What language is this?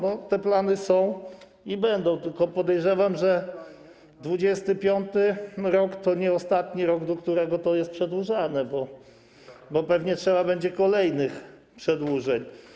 Polish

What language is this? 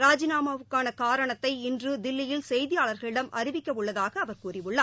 Tamil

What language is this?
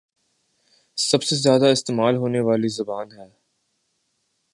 Urdu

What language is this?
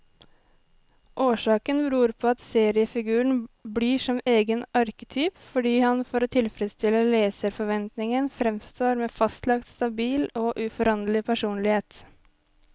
Norwegian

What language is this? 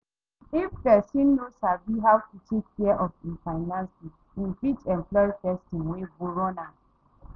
Nigerian Pidgin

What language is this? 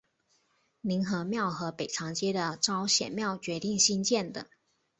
Chinese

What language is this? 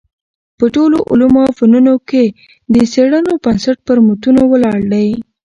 Pashto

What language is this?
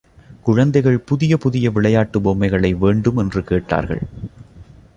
Tamil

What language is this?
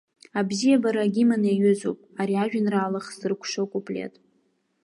Abkhazian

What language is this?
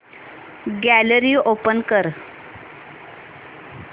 Marathi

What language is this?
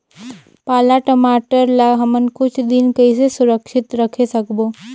Chhattisgarhi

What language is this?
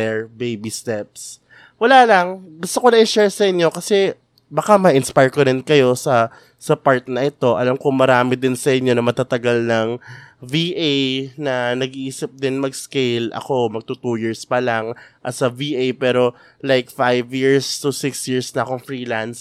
Filipino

